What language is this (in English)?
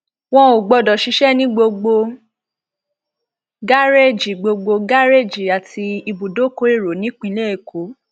Yoruba